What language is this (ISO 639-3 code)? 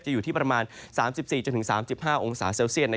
tha